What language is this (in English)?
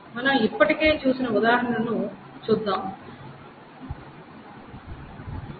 Telugu